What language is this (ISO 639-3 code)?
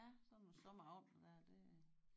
dan